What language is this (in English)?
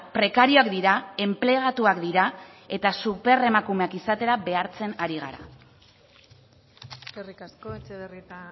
Basque